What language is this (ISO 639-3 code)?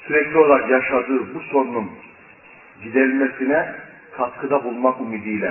tur